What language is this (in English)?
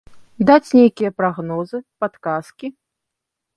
Belarusian